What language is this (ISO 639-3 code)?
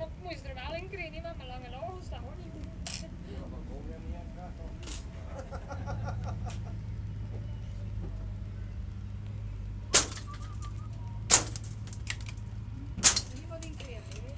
nld